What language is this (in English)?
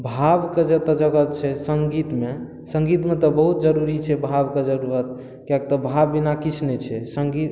Maithili